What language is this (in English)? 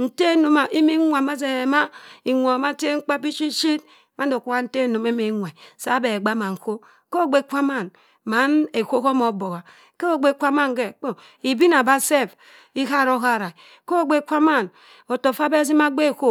Cross River Mbembe